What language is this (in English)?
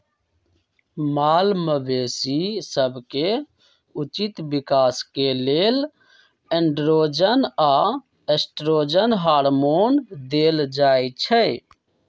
Magahi